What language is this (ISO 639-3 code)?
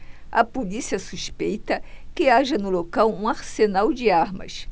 por